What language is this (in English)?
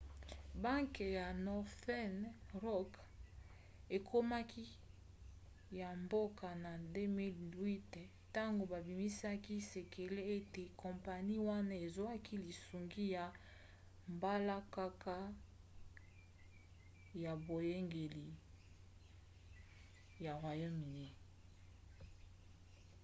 Lingala